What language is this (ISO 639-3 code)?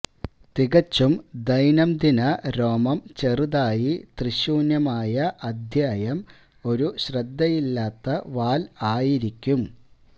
mal